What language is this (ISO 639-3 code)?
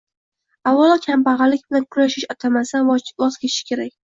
uzb